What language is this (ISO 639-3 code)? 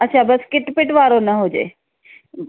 snd